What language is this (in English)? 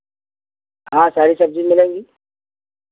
Hindi